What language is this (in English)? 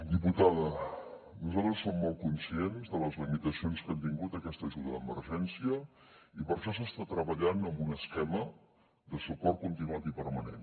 Catalan